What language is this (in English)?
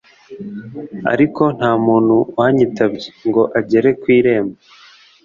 Kinyarwanda